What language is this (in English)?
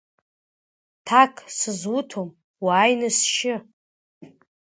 Abkhazian